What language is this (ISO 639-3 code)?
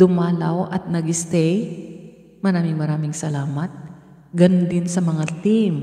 fil